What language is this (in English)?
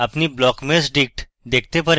Bangla